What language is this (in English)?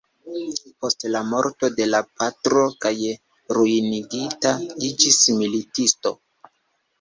Esperanto